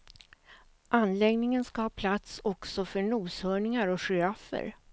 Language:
Swedish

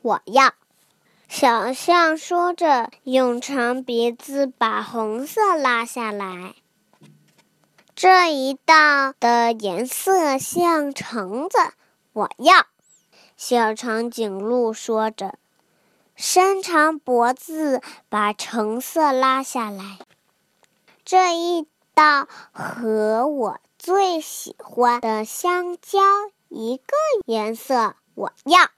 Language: Chinese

